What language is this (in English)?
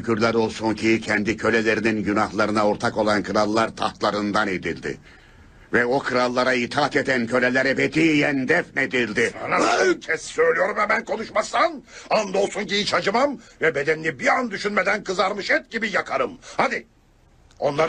Turkish